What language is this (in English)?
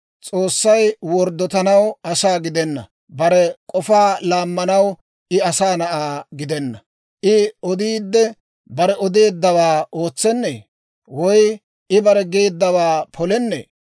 Dawro